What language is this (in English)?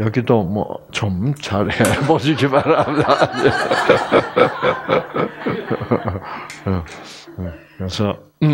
Korean